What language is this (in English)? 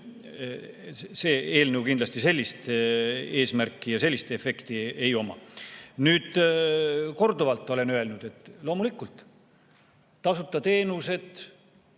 Estonian